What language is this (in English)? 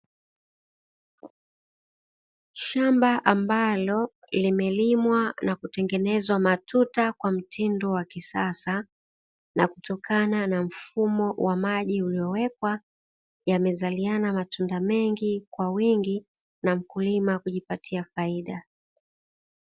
Swahili